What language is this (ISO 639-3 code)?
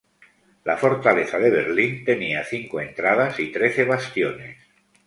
spa